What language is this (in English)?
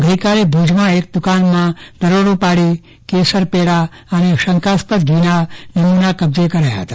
Gujarati